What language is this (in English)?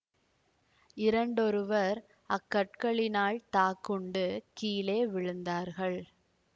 Tamil